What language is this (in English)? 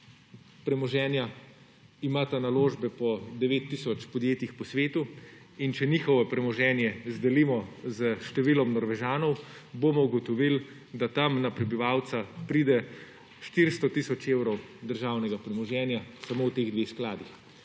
Slovenian